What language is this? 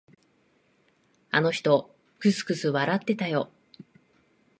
Japanese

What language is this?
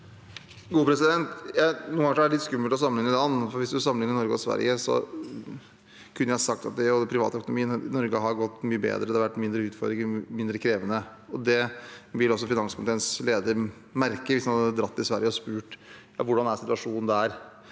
Norwegian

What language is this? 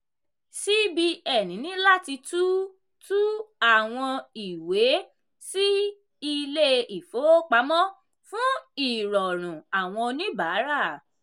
Yoruba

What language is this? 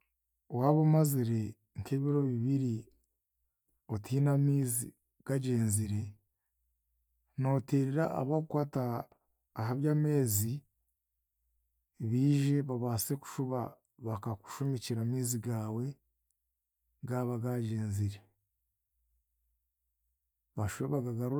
Chiga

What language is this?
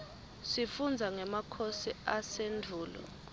Swati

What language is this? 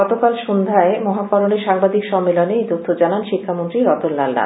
Bangla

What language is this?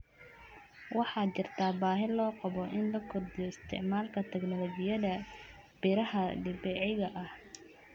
Somali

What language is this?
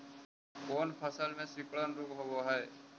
Magahi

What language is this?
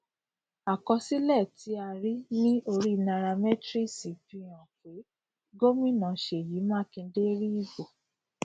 Yoruba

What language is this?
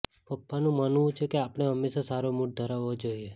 Gujarati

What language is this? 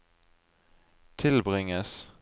Norwegian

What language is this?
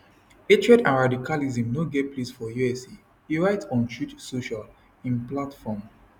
Nigerian Pidgin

